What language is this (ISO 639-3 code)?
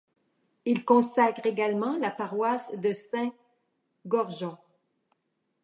fra